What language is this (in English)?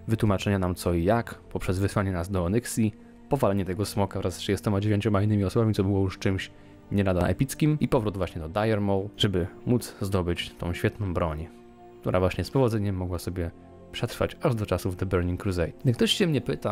Polish